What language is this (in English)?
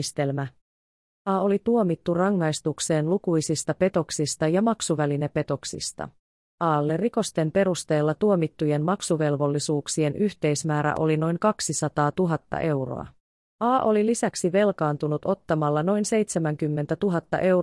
Finnish